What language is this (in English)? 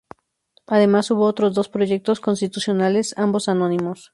Spanish